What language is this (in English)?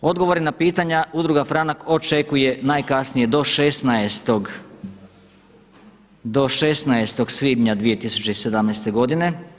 Croatian